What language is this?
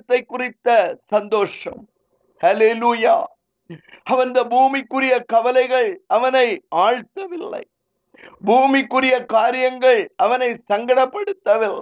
Tamil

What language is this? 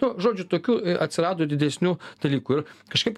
Lithuanian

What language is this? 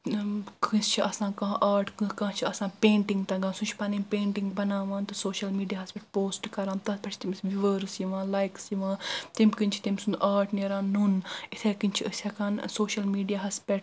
Kashmiri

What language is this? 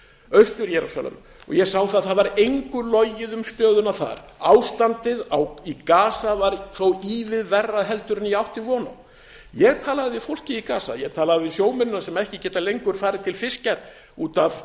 Icelandic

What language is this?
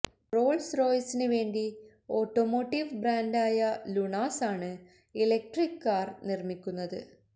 Malayalam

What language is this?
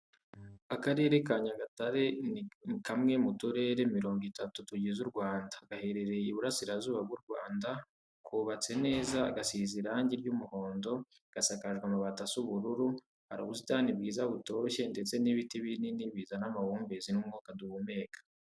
Kinyarwanda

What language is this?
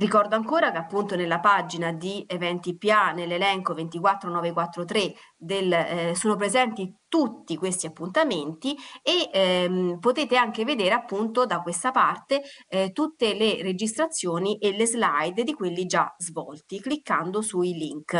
Italian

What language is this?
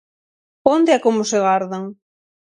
Galician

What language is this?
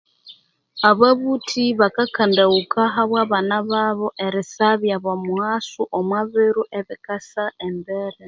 Konzo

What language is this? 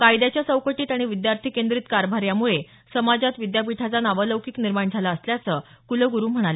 Marathi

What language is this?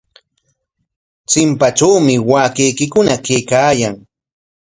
Corongo Ancash Quechua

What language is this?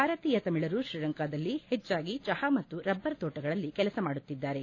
Kannada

